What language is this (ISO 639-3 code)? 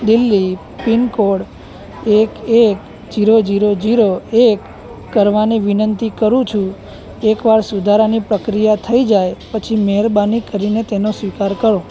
guj